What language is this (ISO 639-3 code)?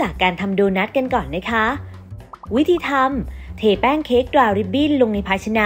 tha